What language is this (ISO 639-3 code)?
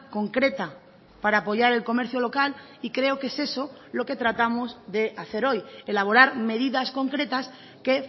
spa